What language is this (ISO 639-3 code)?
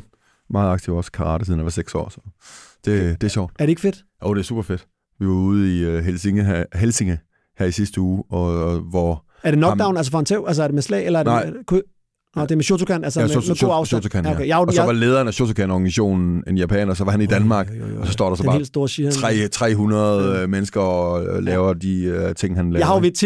dan